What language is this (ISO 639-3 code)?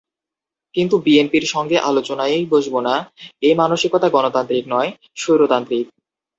ben